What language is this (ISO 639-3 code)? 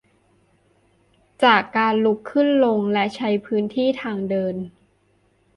tha